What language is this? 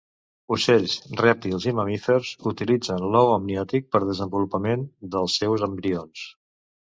Catalan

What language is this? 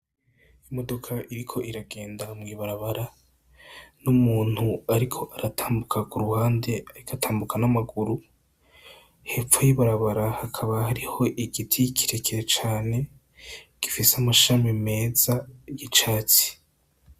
Rundi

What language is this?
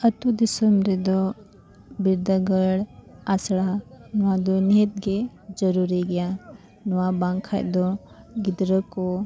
Santali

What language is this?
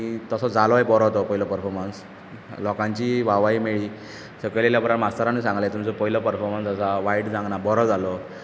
Konkani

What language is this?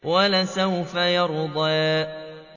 Arabic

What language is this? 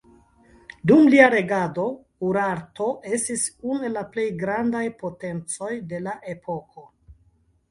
Esperanto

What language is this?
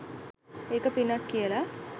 Sinhala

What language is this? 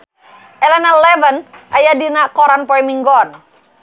Sundanese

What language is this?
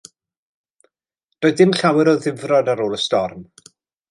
Welsh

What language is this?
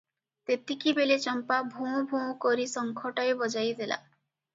Odia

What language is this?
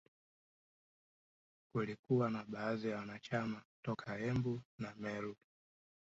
Swahili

